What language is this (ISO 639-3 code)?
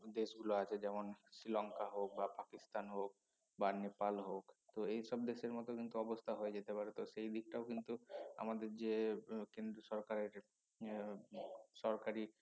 ben